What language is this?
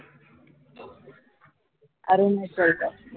Marathi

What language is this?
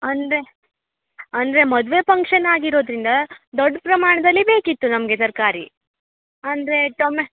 Kannada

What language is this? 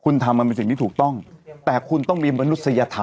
Thai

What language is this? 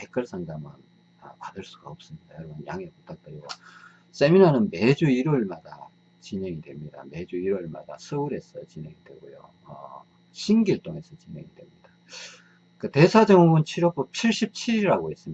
Korean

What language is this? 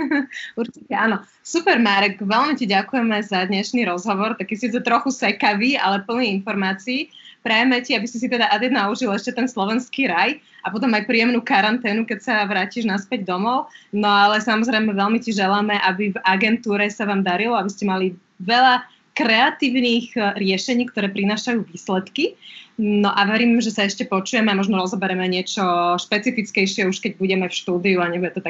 Slovak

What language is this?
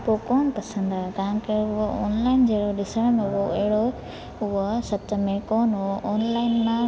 Sindhi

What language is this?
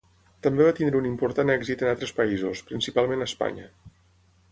Catalan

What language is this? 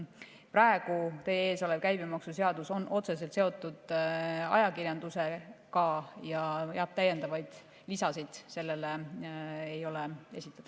Estonian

